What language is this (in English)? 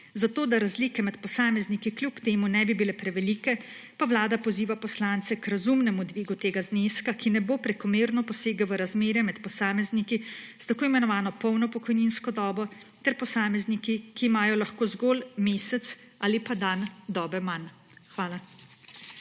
Slovenian